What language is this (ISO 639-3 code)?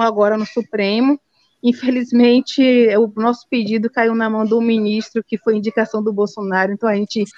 por